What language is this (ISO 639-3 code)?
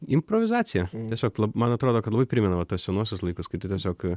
lit